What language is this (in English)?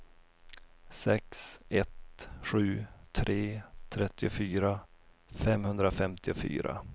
Swedish